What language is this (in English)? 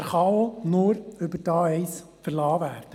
Swiss German